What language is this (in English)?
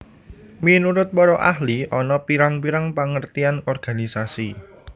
Javanese